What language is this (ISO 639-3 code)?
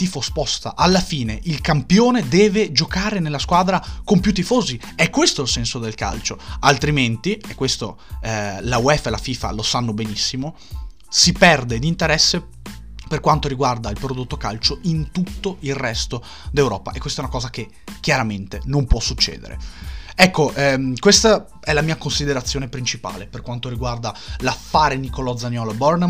ita